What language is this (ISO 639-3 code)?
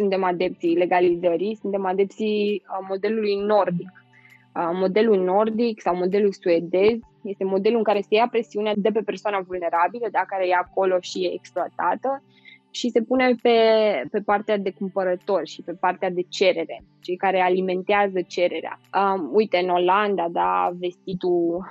ron